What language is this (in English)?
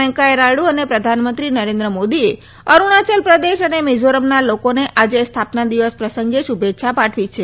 Gujarati